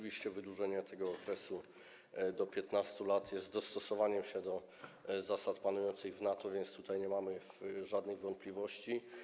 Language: Polish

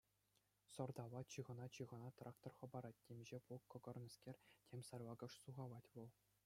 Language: Chuvash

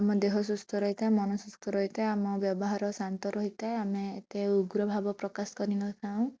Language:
Odia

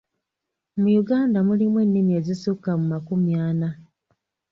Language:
Ganda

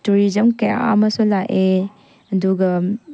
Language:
Manipuri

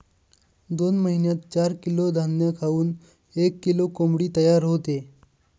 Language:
Marathi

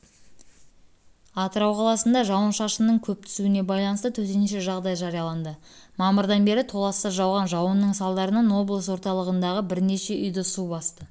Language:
Kazakh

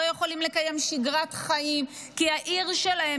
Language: Hebrew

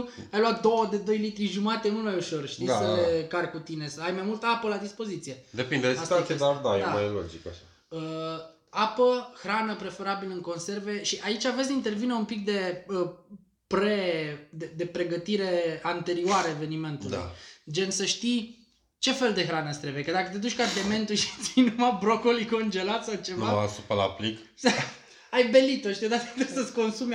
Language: Romanian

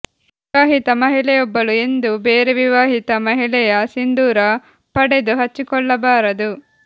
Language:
Kannada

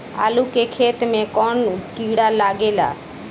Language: Bhojpuri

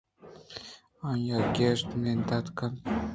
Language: Eastern Balochi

